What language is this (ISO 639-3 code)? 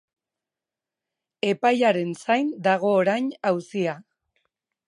eus